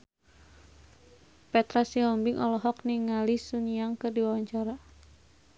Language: Sundanese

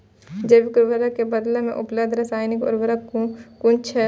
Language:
Maithili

